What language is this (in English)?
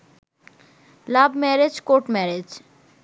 Bangla